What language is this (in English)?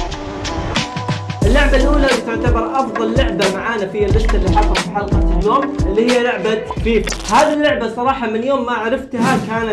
Arabic